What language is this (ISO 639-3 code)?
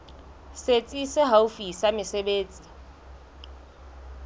sot